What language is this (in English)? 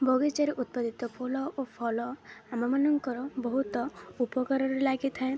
Odia